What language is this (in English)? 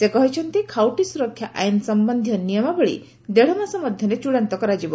Odia